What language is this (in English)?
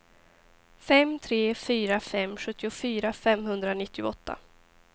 Swedish